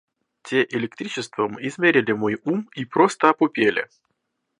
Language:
Russian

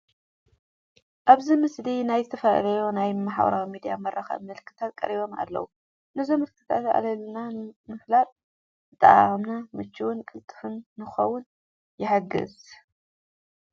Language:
Tigrinya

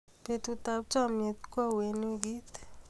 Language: Kalenjin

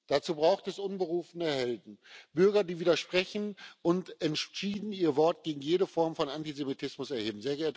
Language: German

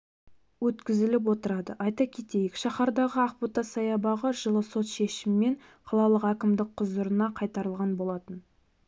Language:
Kazakh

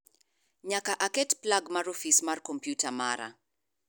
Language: Luo (Kenya and Tanzania)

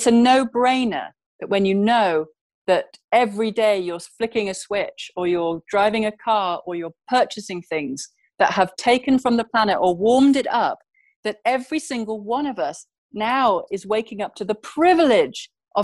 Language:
English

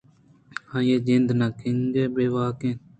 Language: Eastern Balochi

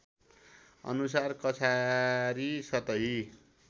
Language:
Nepali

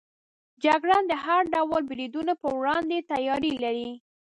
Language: Pashto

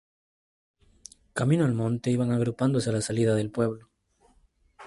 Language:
Spanish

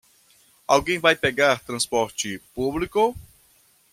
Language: Portuguese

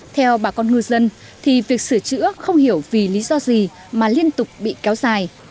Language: Vietnamese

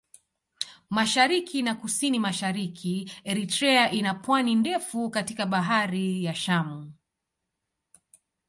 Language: Swahili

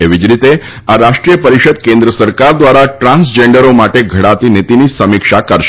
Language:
Gujarati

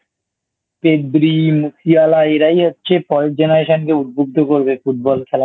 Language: Bangla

